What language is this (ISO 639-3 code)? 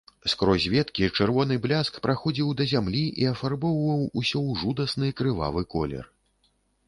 bel